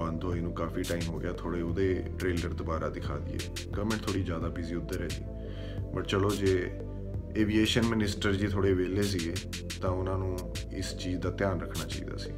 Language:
Punjabi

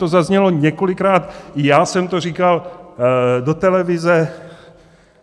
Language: Czech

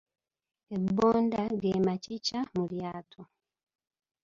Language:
Ganda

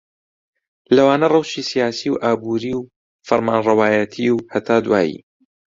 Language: Central Kurdish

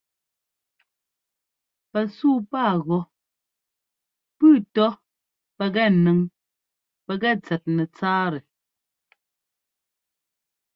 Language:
Ngomba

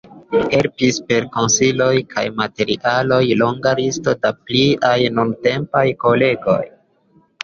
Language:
Esperanto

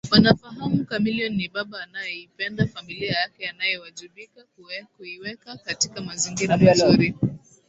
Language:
Swahili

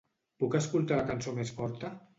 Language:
Catalan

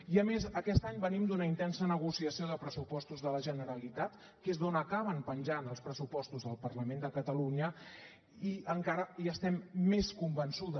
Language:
Catalan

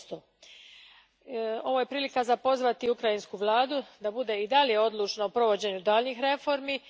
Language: Croatian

